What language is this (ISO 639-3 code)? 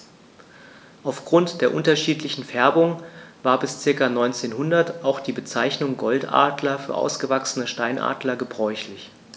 deu